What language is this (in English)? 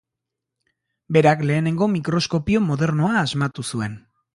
Basque